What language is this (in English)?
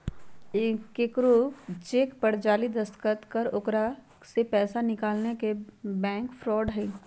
Magahi